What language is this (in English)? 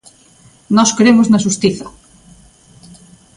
Galician